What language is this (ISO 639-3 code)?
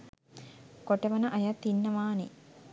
sin